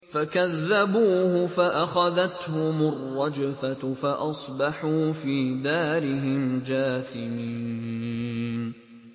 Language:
Arabic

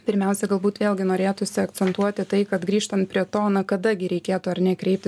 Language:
Lithuanian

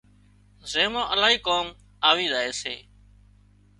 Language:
Wadiyara Koli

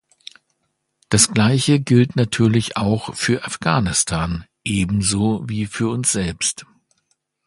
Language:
German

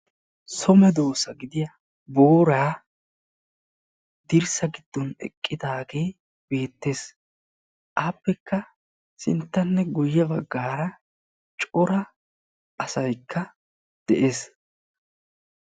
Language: Wolaytta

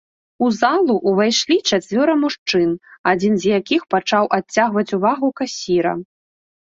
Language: Belarusian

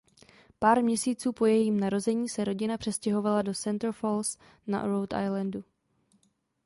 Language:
Czech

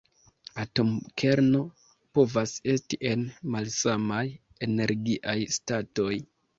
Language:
Esperanto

